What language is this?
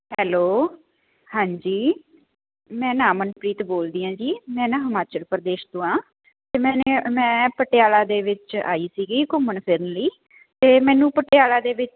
Punjabi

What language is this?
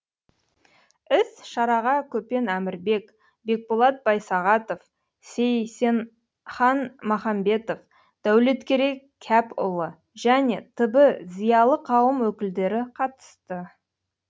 Kazakh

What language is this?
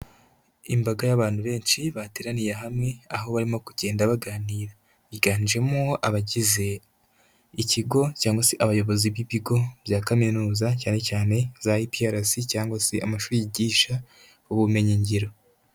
Kinyarwanda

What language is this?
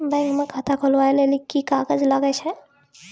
Maithili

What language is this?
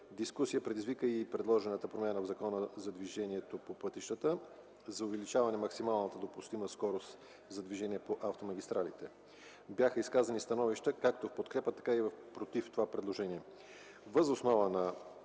Bulgarian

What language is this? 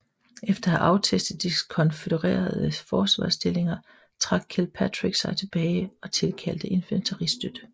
Danish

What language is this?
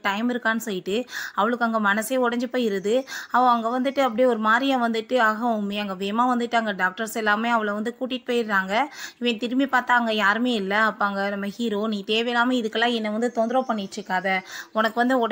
Tamil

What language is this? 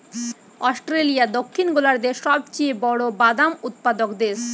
Bangla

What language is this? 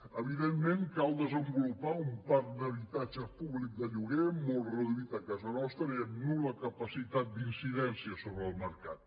Catalan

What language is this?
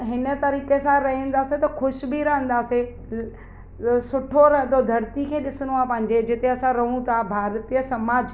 Sindhi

